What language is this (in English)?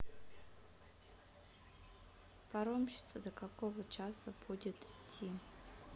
Russian